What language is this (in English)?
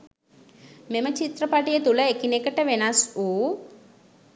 Sinhala